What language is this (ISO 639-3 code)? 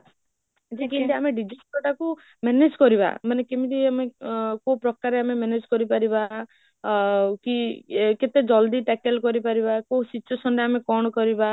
ori